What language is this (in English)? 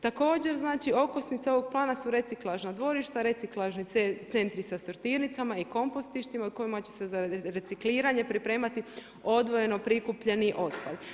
Croatian